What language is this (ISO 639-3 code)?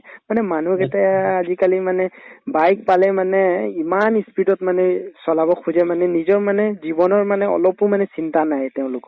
asm